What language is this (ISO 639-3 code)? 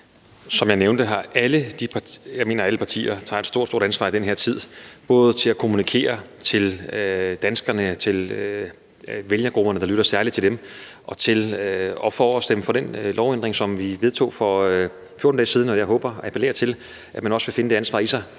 dan